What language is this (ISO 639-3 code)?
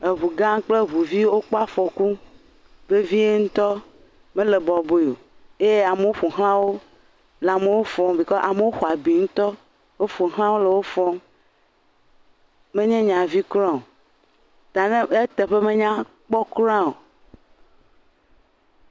ewe